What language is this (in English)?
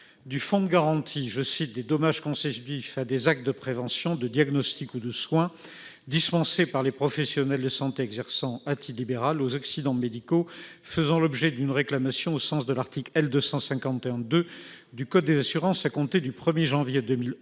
French